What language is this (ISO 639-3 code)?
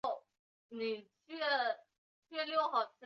zho